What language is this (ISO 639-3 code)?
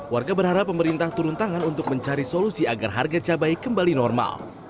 ind